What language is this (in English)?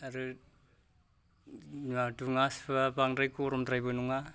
Bodo